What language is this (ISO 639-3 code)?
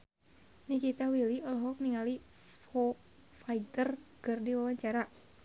sun